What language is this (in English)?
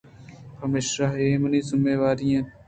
Eastern Balochi